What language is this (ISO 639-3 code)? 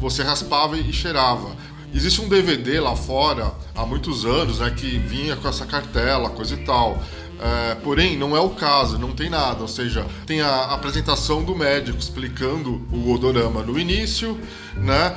por